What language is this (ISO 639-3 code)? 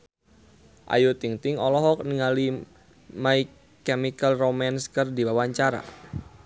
sun